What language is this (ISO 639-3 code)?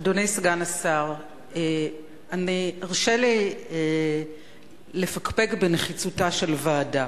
heb